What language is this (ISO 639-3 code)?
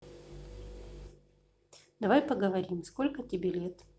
rus